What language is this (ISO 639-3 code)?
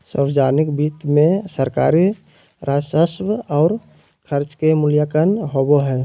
mag